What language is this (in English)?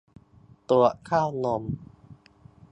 Thai